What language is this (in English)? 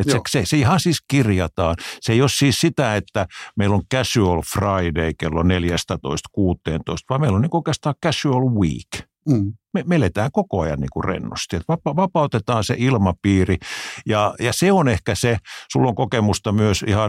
Finnish